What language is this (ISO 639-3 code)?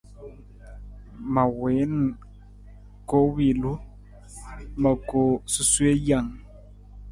nmz